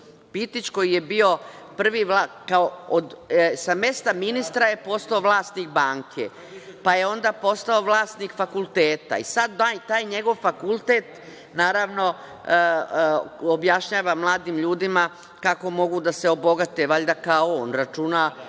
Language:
Serbian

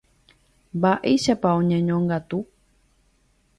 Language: Guarani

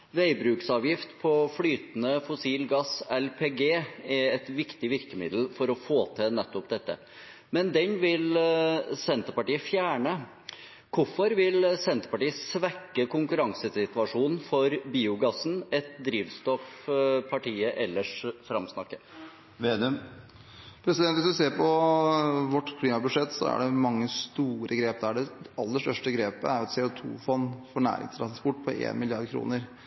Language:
Norwegian Bokmål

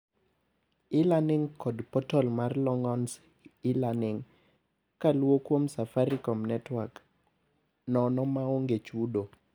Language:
Luo (Kenya and Tanzania)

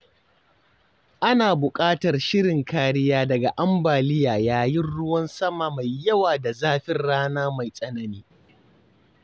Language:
Hausa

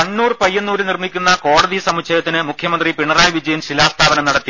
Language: Malayalam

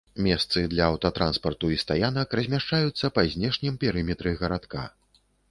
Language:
Belarusian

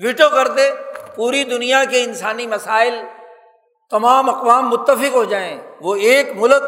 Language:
Urdu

